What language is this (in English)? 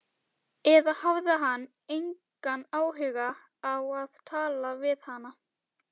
Icelandic